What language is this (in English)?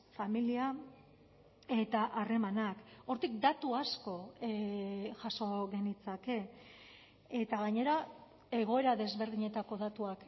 Basque